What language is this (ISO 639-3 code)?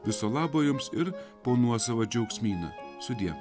lit